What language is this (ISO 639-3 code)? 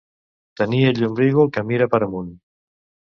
cat